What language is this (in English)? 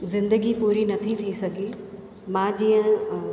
Sindhi